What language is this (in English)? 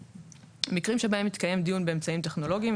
Hebrew